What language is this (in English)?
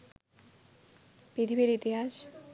Bangla